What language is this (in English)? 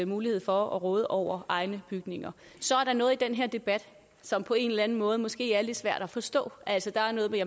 Danish